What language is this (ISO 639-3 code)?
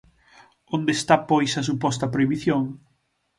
glg